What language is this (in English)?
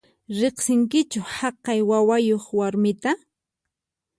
Puno Quechua